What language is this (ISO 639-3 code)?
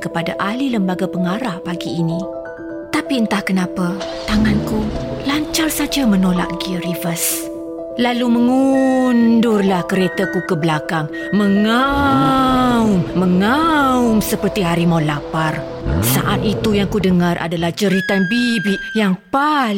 msa